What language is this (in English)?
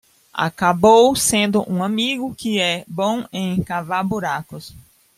Portuguese